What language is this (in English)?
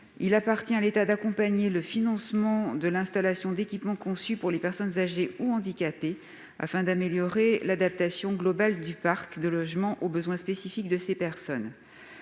French